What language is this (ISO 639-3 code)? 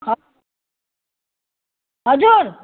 nep